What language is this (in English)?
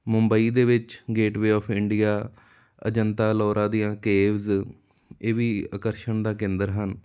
Punjabi